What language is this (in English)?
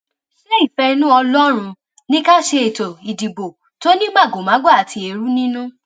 Yoruba